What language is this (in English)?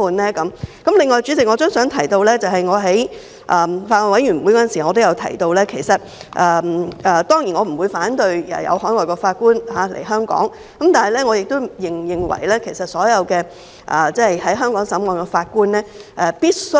Cantonese